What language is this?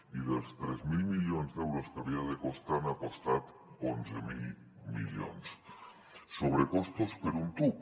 Catalan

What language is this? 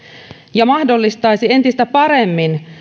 Finnish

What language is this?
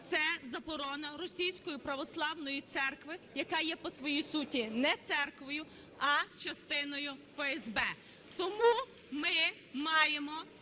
Ukrainian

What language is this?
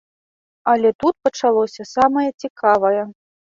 Belarusian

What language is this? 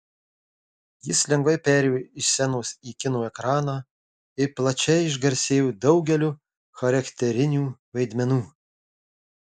Lithuanian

